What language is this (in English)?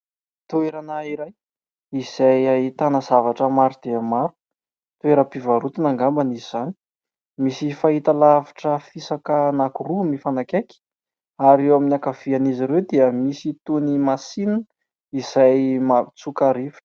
Malagasy